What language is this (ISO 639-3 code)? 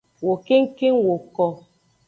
ajg